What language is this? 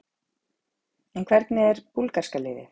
Icelandic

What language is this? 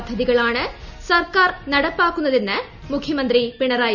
Malayalam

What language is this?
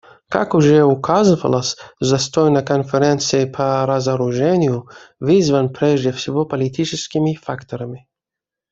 Russian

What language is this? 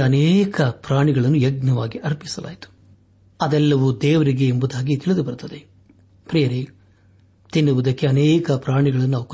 Kannada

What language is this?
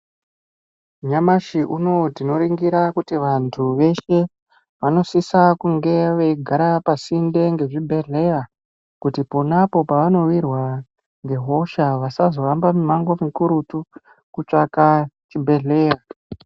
Ndau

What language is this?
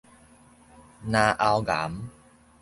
Min Nan Chinese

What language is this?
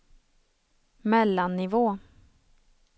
Swedish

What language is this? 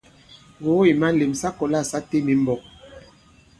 Bankon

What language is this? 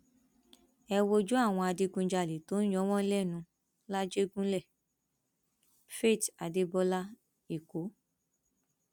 Yoruba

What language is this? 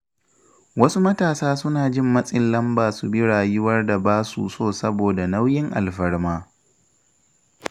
Hausa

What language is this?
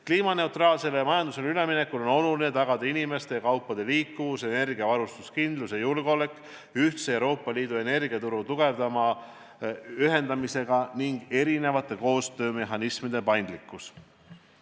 Estonian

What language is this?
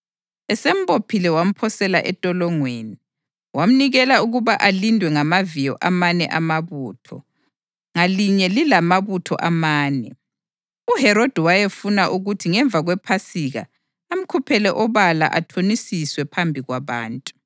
North Ndebele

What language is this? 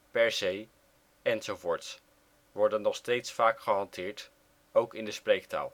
Dutch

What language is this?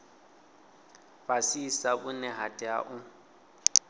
Venda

